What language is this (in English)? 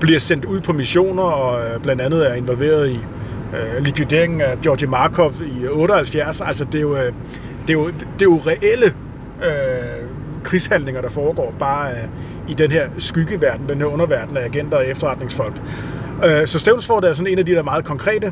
Danish